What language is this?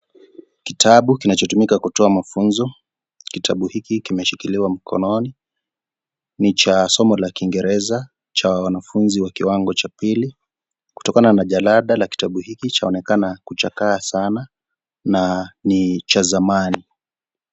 Swahili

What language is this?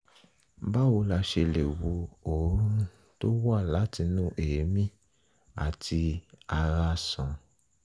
Yoruba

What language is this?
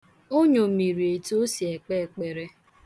Igbo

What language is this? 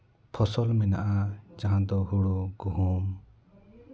Santali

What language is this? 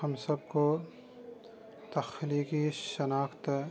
Urdu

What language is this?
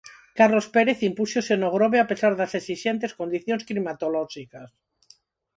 Galician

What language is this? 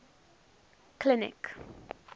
English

